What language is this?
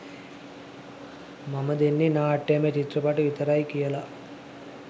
Sinhala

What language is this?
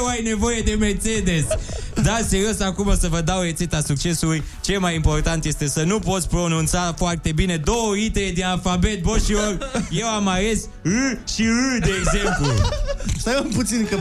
Romanian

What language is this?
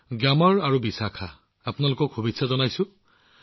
Assamese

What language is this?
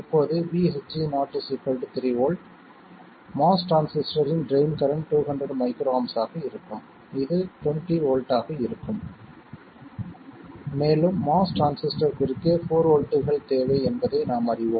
Tamil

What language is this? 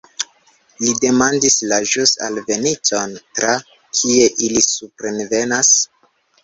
Esperanto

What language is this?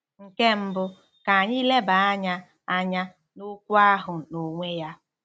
Igbo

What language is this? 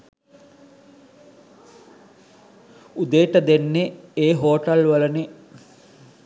Sinhala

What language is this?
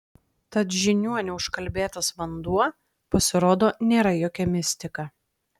Lithuanian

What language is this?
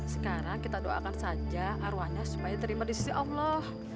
Indonesian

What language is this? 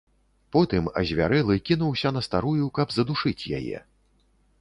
Belarusian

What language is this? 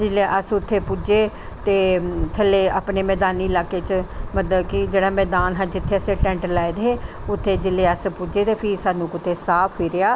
Dogri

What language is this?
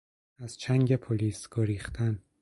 Persian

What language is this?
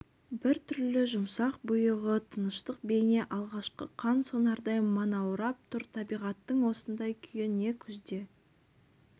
Kazakh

